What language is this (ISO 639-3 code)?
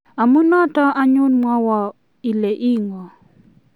kln